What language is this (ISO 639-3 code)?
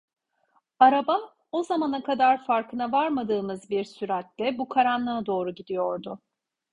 tur